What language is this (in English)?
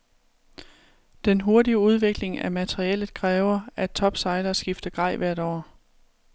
Danish